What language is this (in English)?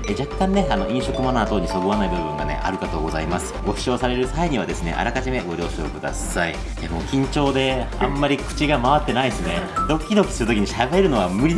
Japanese